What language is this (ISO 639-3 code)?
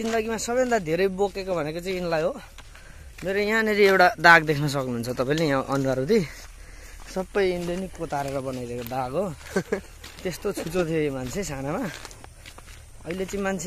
ind